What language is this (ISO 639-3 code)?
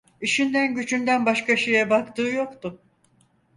tur